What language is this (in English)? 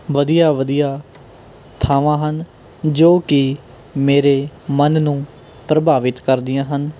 Punjabi